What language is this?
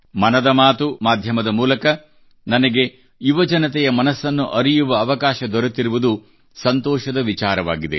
Kannada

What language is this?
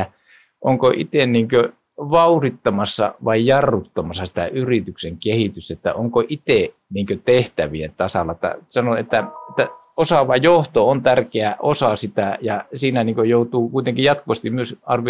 Finnish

